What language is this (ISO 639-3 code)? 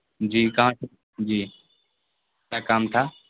urd